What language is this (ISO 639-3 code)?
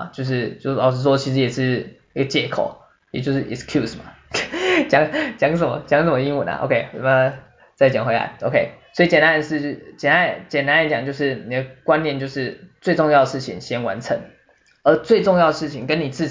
zho